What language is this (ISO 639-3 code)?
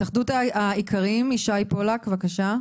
heb